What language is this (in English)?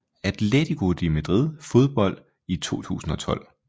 Danish